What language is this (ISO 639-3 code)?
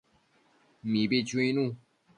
mcf